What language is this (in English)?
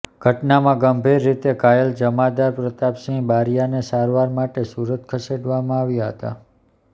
Gujarati